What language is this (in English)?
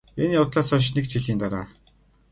Mongolian